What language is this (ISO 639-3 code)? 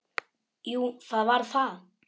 isl